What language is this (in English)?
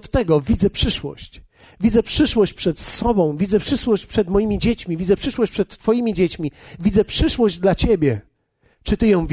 Polish